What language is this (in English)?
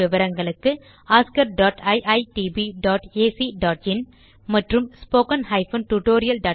Tamil